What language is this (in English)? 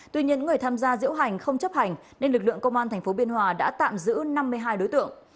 Vietnamese